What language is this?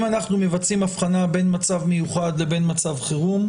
Hebrew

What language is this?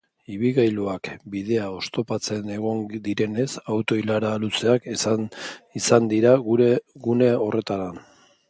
Basque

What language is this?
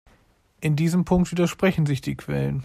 German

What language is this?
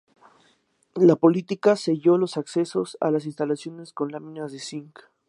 Spanish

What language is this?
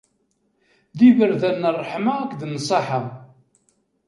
Kabyle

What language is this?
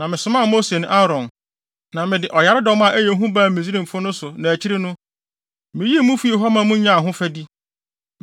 Akan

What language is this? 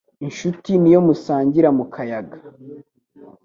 Kinyarwanda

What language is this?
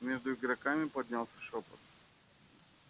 Russian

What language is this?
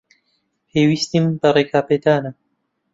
Central Kurdish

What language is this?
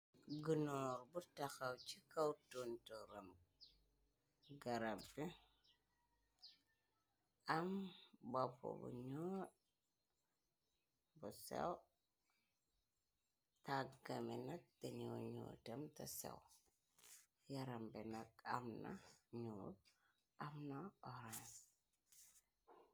Wolof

